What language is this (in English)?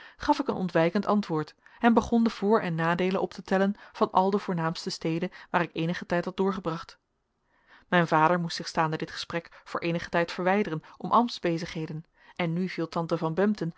Dutch